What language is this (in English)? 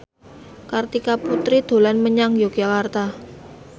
Javanese